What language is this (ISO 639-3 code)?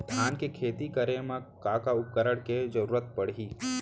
hne